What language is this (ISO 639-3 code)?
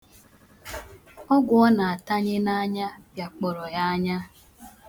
ibo